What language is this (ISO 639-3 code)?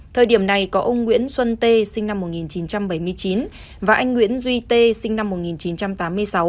vie